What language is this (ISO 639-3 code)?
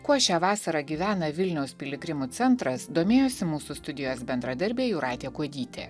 lit